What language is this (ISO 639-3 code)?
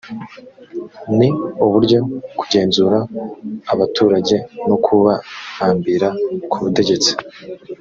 kin